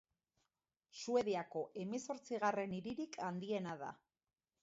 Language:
Basque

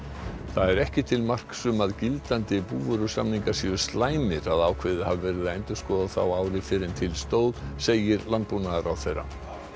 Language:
Icelandic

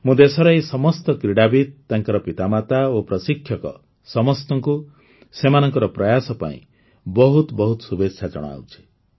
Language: Odia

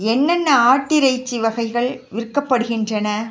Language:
Tamil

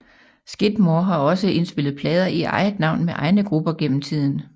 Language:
Danish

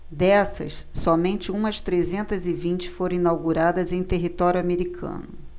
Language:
Portuguese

